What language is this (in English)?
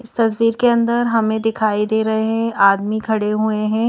Hindi